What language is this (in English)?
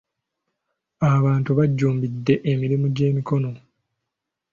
Ganda